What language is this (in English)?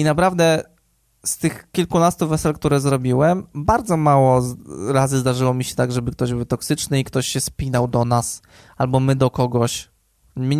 Polish